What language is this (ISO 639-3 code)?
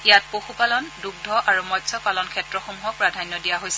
asm